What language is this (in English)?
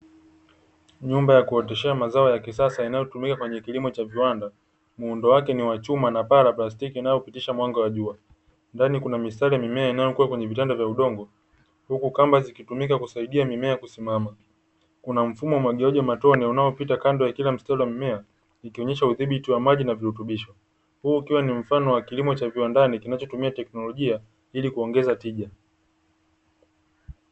Swahili